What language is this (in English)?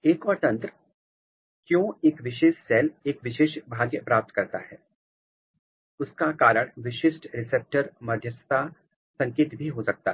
Hindi